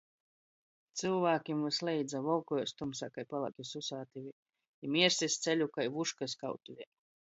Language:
Latgalian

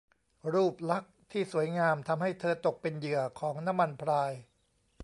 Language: Thai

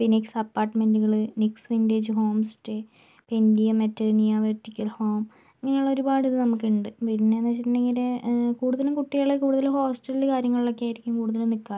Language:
Malayalam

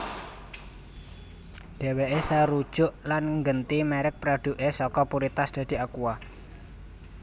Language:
Javanese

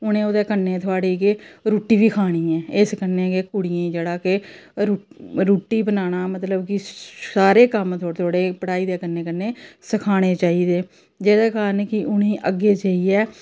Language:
Dogri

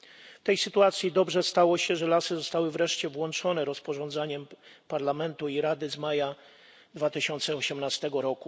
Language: Polish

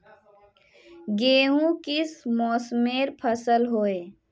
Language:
Magahi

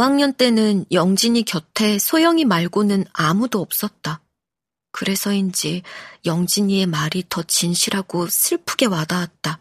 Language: Korean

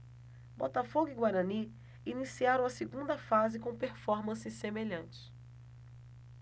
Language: Portuguese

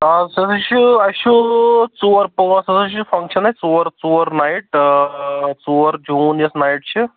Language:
Kashmiri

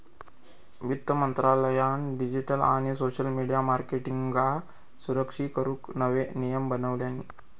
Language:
Marathi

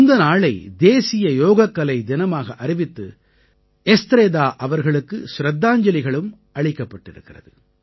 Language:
Tamil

